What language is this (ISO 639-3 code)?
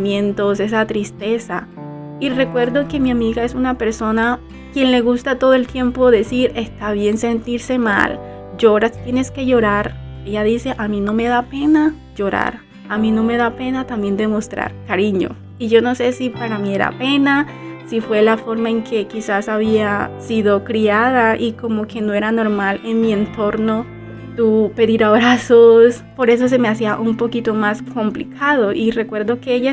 spa